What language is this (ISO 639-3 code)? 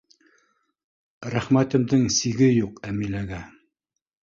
bak